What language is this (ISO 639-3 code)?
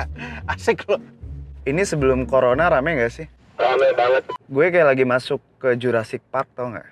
ind